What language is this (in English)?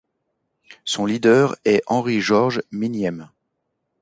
French